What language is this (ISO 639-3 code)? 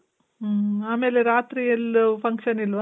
kan